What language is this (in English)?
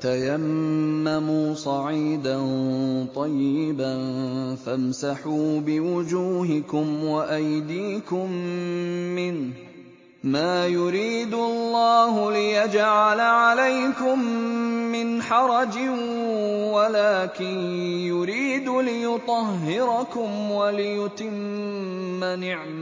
Arabic